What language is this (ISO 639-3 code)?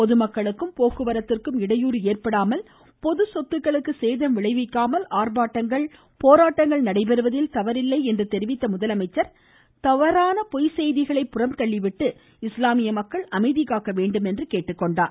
tam